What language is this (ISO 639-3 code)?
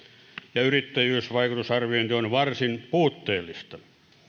fin